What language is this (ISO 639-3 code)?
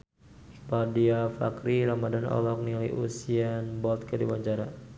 sun